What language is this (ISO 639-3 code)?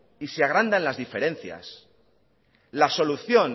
spa